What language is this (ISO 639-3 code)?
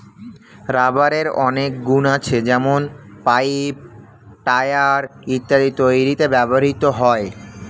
ben